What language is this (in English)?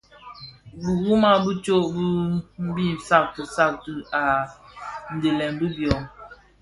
Bafia